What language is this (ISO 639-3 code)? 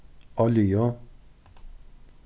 fao